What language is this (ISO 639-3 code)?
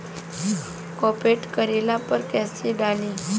bho